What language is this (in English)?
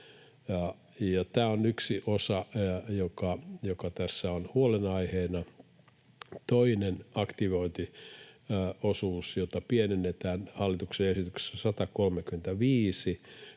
Finnish